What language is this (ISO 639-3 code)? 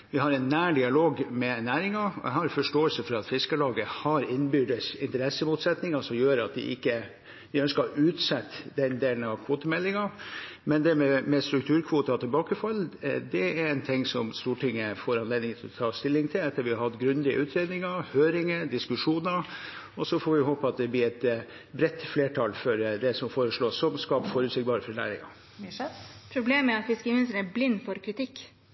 nor